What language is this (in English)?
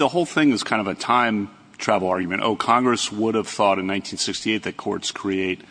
English